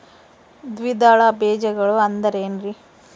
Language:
Kannada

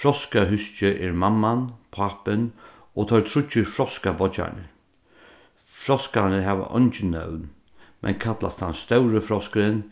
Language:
Faroese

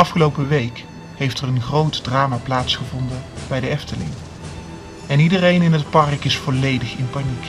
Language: Dutch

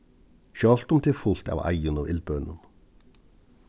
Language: Faroese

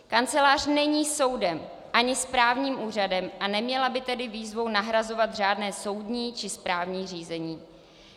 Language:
Czech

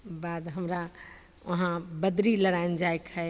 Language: Maithili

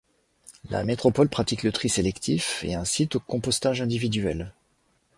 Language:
French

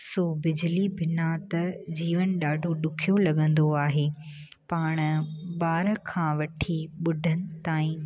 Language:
Sindhi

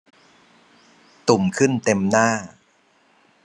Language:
Thai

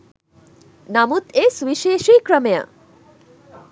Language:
Sinhala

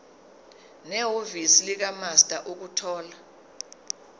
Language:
Zulu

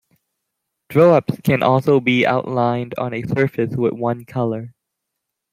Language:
English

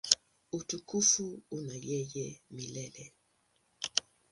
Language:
Swahili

